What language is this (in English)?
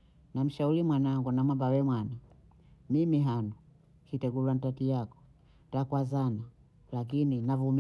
Bondei